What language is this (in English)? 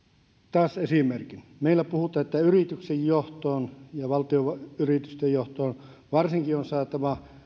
Finnish